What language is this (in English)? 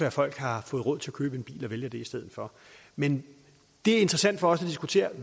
Danish